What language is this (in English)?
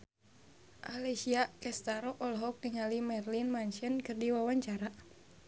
Sundanese